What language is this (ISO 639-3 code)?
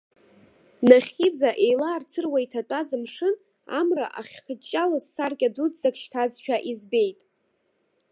abk